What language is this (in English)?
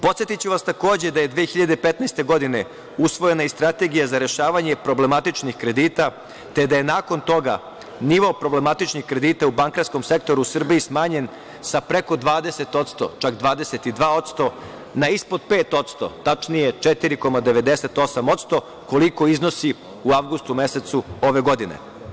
Serbian